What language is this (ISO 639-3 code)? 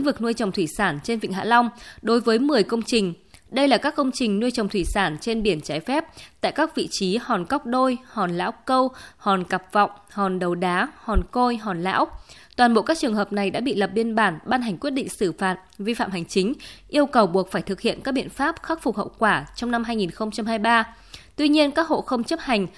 vie